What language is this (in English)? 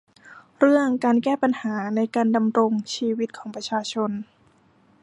Thai